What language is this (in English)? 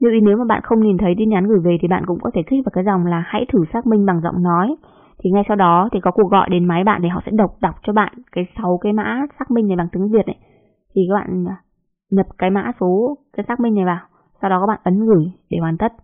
Vietnamese